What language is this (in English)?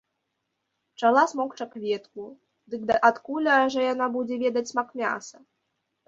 Belarusian